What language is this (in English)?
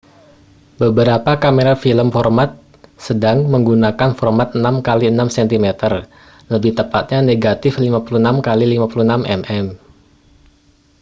Indonesian